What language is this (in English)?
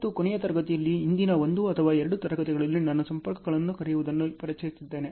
Kannada